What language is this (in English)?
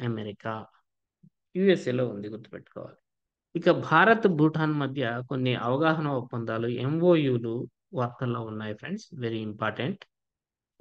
Telugu